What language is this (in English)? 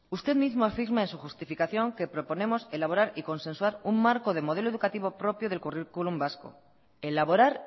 Spanish